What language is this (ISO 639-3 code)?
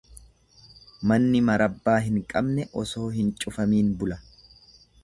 orm